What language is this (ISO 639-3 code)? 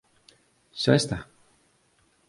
glg